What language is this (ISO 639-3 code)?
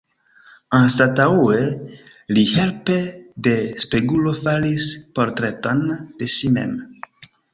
epo